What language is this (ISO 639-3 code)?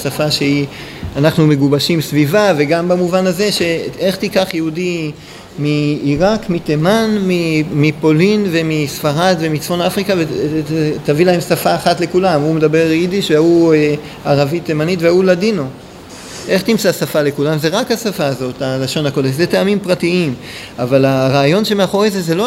heb